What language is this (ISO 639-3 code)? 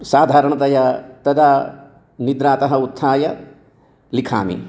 san